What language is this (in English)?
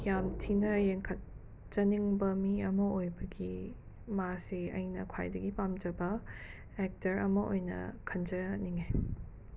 Manipuri